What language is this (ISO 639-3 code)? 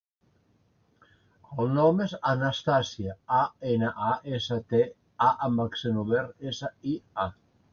cat